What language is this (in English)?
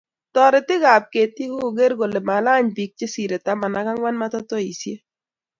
Kalenjin